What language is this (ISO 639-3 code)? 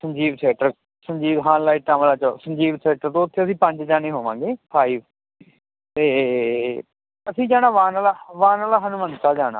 pan